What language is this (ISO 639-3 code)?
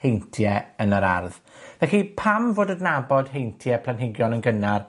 cym